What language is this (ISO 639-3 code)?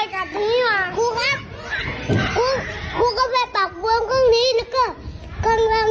tha